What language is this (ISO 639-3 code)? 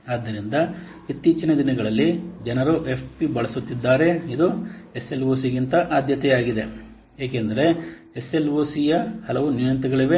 kan